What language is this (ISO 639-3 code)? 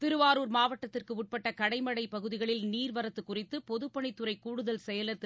tam